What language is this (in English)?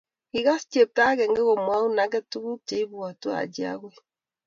Kalenjin